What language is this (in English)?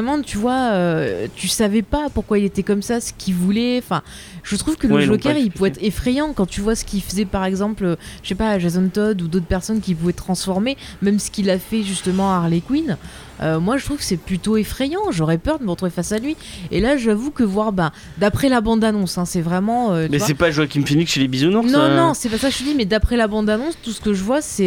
French